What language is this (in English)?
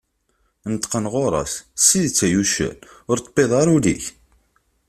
Kabyle